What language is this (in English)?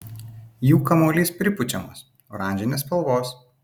Lithuanian